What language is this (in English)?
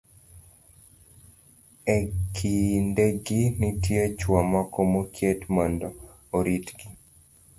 Luo (Kenya and Tanzania)